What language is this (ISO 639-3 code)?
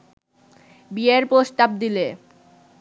ben